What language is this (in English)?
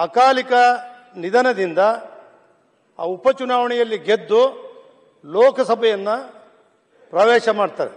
Kannada